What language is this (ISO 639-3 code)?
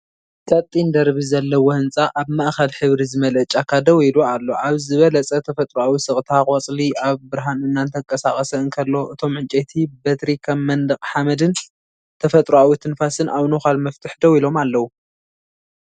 tir